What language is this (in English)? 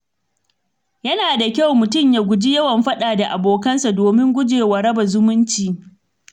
Hausa